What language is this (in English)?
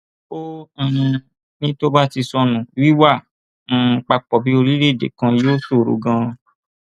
Yoruba